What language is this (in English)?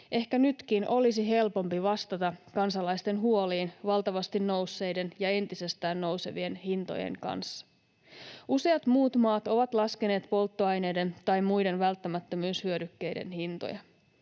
Finnish